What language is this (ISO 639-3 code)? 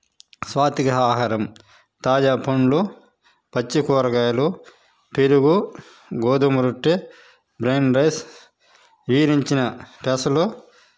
tel